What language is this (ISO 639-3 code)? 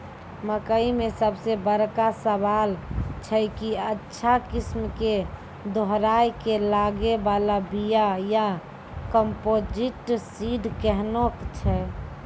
mai